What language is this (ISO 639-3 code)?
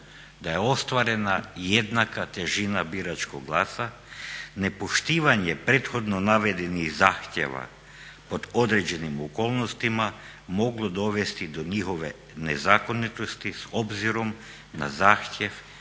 hrv